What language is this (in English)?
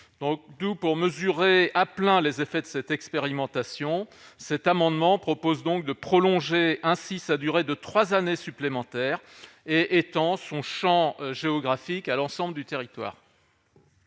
French